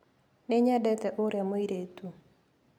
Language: Kikuyu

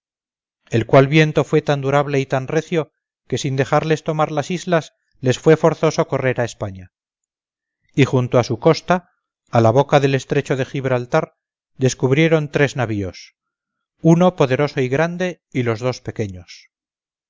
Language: Spanish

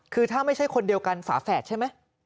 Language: Thai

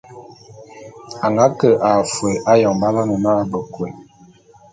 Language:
Bulu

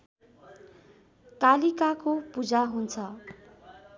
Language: Nepali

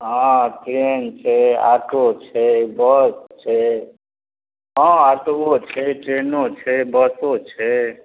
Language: Maithili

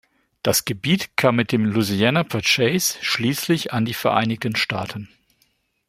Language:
German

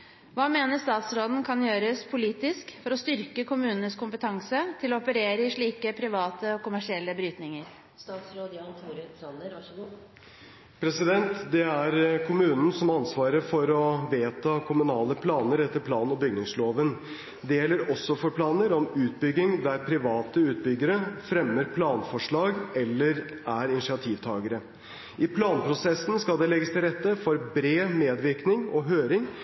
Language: Norwegian Bokmål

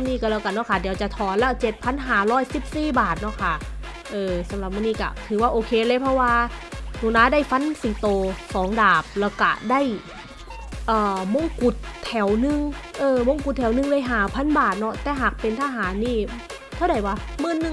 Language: Thai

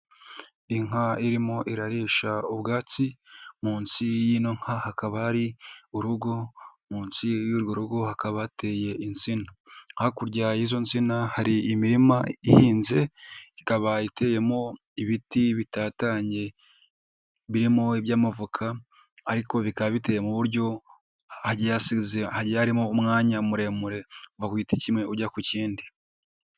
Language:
Kinyarwanda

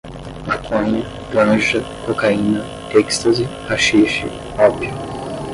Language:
Portuguese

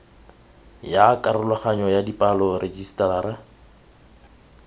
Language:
Tswana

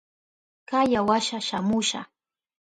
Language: Southern Pastaza Quechua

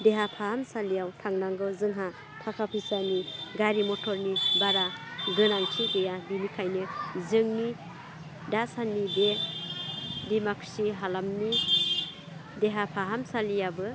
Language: Bodo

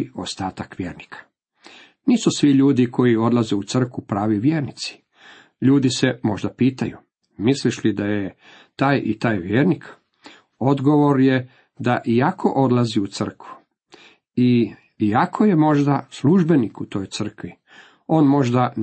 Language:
Croatian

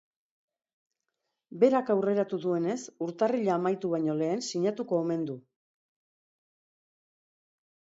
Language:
Basque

